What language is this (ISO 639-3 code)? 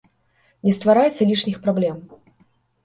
bel